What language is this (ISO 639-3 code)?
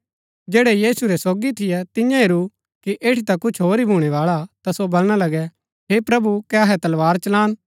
gbk